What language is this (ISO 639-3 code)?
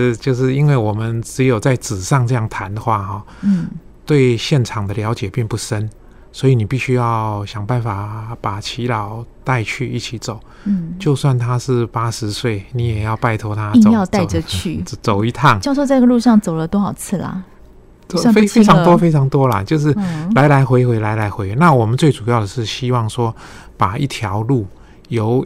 zho